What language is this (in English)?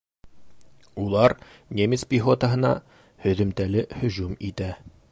Bashkir